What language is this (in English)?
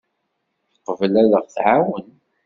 Kabyle